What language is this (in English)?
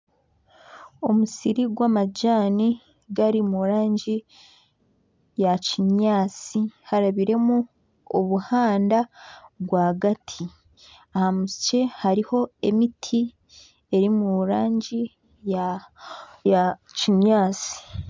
Nyankole